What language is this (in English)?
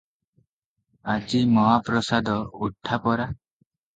Odia